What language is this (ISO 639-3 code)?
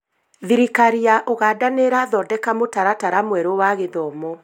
kik